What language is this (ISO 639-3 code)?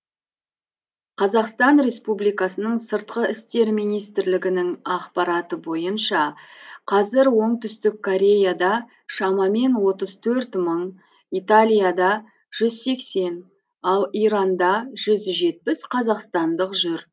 kaz